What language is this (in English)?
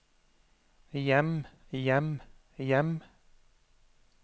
Norwegian